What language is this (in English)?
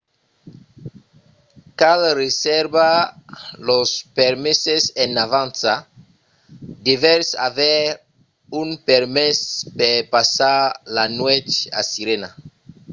Occitan